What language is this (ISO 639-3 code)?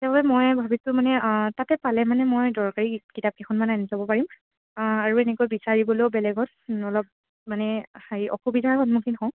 asm